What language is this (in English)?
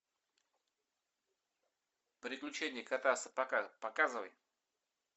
Russian